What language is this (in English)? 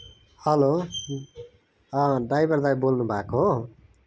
Nepali